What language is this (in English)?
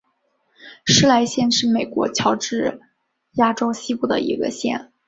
Chinese